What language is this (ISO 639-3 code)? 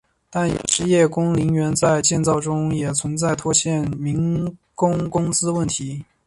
zho